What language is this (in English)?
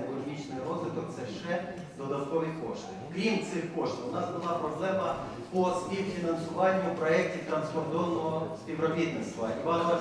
Ukrainian